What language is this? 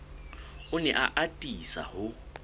Southern Sotho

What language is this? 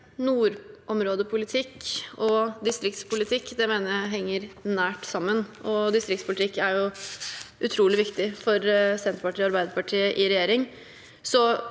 Norwegian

